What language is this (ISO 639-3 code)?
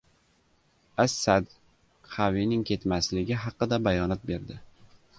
uzb